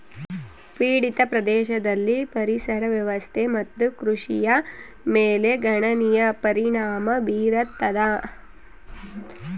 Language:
Kannada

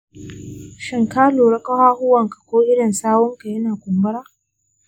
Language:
Hausa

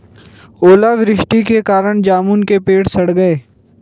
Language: Hindi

